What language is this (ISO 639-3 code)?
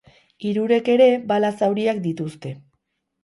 eus